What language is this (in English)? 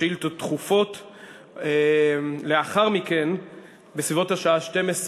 Hebrew